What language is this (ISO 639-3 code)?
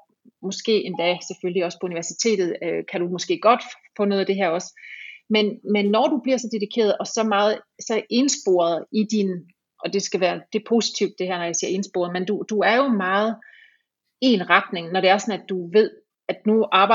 dan